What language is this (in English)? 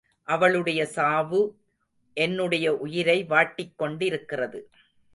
Tamil